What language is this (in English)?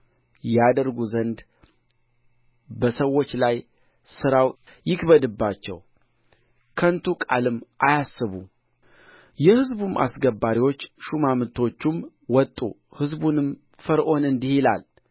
Amharic